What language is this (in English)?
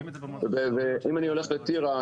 Hebrew